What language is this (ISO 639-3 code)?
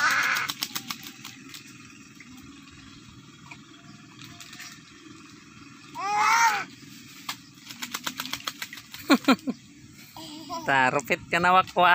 spa